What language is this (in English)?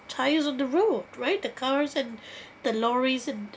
English